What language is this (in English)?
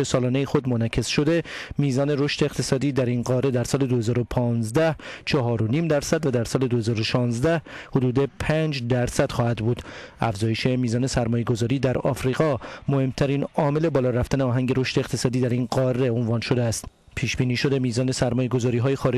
Persian